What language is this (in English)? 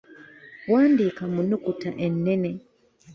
Ganda